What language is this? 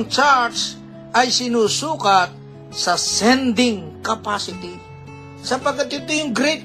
Filipino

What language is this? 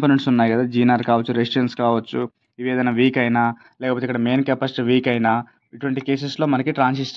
Telugu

